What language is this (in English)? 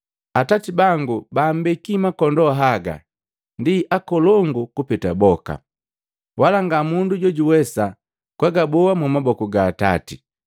Matengo